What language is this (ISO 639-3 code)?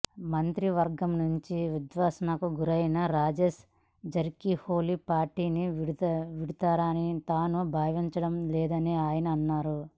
tel